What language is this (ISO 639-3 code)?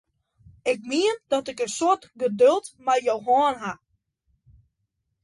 fry